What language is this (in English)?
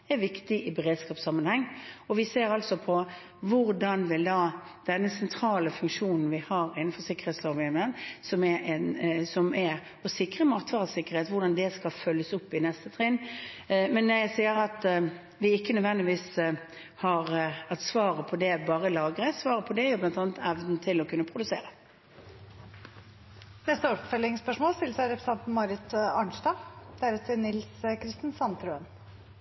Norwegian